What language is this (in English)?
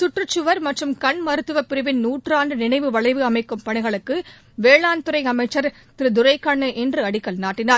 Tamil